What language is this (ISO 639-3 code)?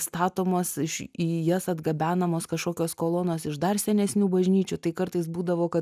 lit